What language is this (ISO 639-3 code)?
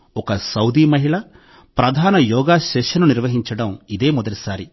tel